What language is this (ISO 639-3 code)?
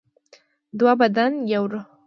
pus